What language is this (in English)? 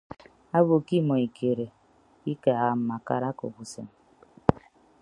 Ibibio